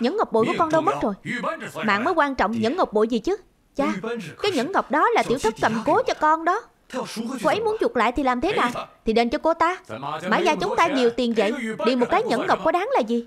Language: Vietnamese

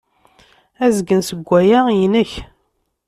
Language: Kabyle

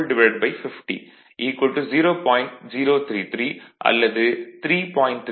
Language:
Tamil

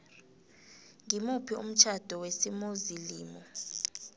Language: South Ndebele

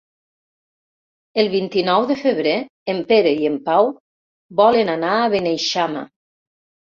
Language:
Catalan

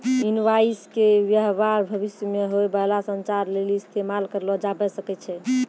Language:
Maithili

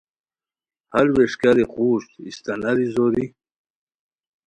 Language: Khowar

